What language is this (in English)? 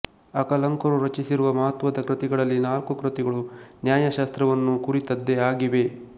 Kannada